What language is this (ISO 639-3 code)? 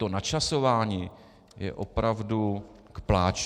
ces